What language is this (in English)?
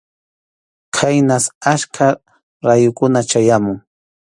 Arequipa-La Unión Quechua